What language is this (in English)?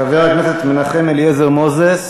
Hebrew